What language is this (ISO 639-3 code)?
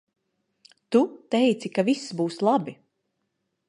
lav